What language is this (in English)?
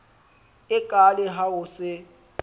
Southern Sotho